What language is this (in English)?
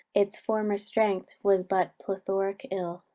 English